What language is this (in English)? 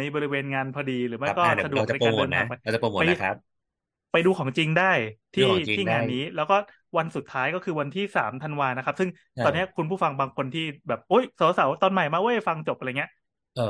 Thai